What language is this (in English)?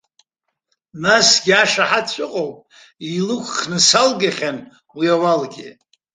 Abkhazian